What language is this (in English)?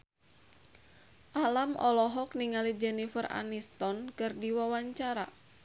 Sundanese